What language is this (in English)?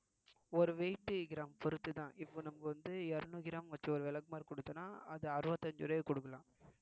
Tamil